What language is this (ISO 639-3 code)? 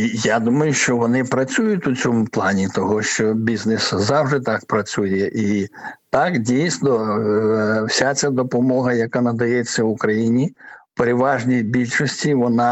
ukr